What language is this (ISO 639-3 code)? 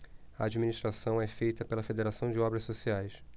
por